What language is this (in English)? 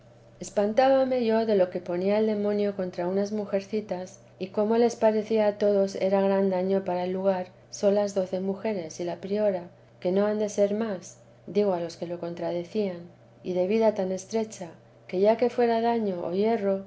Spanish